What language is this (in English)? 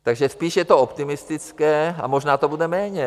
Czech